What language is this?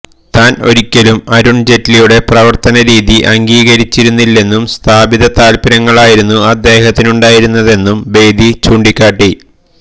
Malayalam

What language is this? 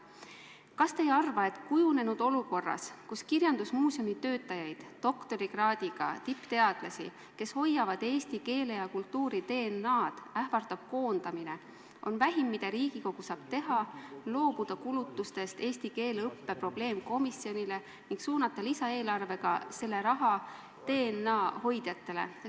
Estonian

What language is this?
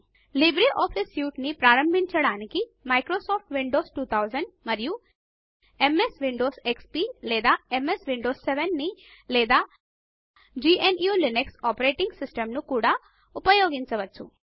Telugu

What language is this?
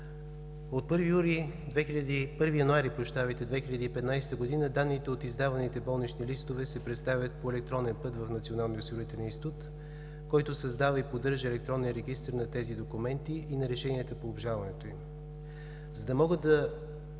Bulgarian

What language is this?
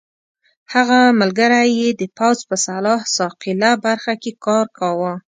Pashto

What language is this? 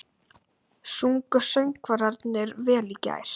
Icelandic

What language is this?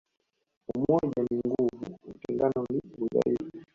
Swahili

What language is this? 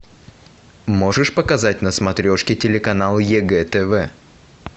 Russian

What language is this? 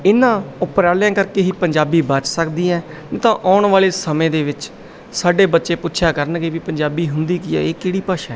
Punjabi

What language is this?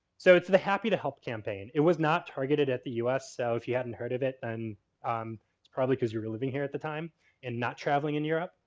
English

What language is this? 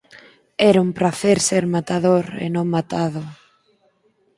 Galician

